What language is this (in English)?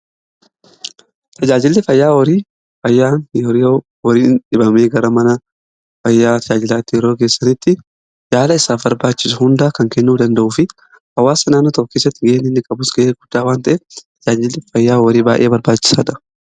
Oromo